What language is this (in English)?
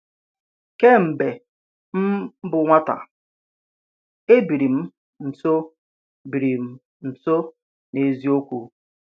Igbo